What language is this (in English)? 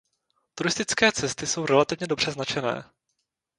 Czech